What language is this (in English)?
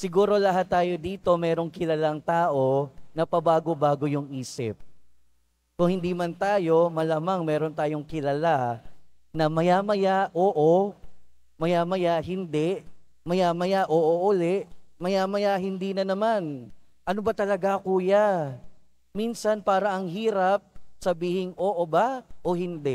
Filipino